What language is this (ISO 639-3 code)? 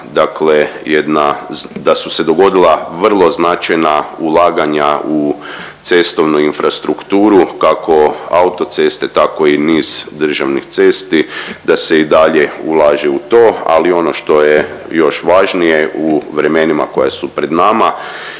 hrv